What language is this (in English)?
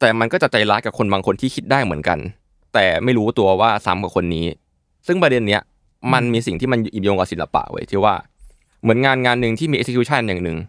Thai